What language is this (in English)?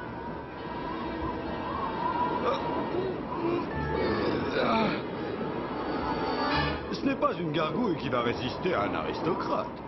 French